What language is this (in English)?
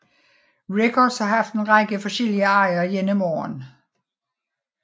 Danish